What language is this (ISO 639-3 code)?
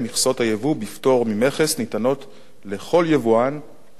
heb